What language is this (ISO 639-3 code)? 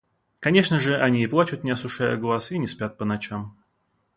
rus